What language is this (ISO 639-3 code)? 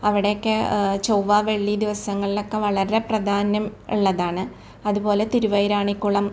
mal